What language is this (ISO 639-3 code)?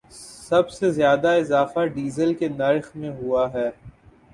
urd